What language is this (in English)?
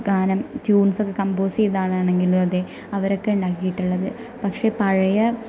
Malayalam